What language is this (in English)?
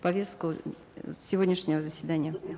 Kazakh